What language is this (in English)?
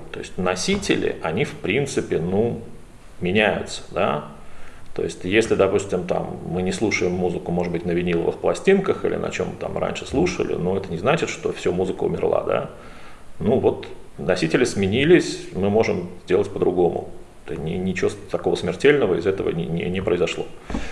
Russian